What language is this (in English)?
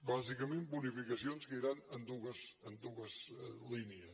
Catalan